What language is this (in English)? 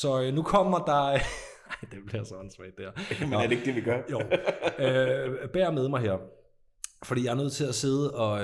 Danish